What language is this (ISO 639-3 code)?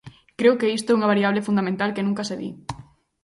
glg